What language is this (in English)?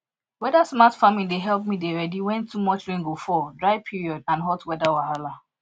Nigerian Pidgin